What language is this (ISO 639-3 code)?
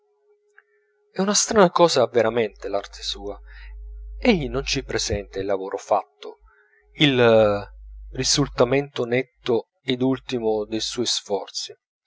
ita